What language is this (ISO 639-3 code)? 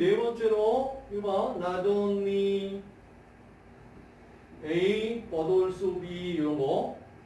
kor